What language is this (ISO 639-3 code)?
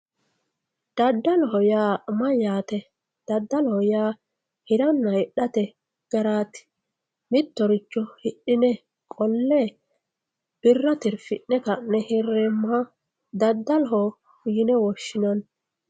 sid